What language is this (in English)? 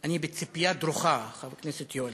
Hebrew